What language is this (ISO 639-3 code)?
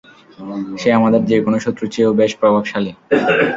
ben